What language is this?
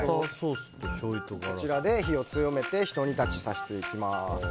Japanese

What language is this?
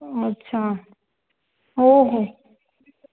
Marathi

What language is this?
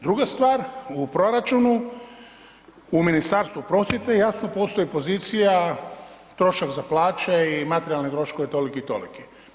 Croatian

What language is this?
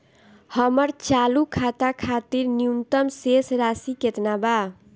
Bhojpuri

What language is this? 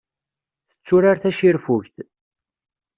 Kabyle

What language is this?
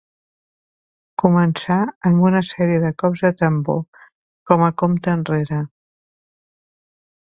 Catalan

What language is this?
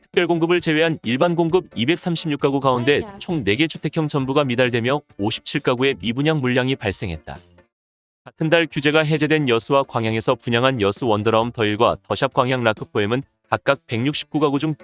Korean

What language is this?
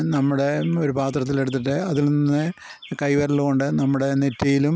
Malayalam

